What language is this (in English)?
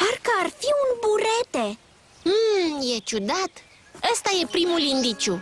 Romanian